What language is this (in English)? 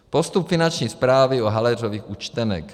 Czech